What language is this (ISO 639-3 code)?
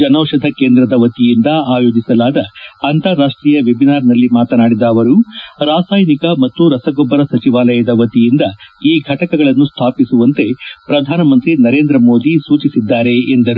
kan